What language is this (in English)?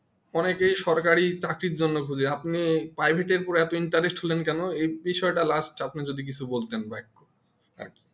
Bangla